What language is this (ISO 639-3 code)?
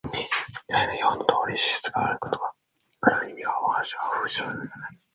jpn